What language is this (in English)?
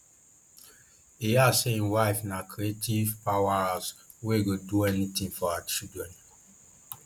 Nigerian Pidgin